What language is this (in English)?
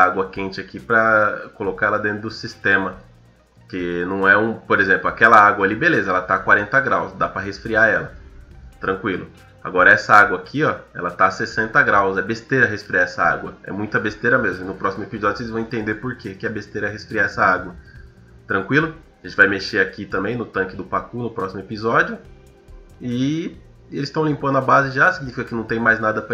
Portuguese